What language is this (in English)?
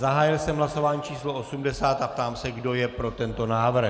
Czech